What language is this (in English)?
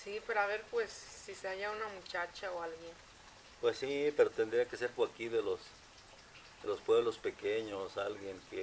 Spanish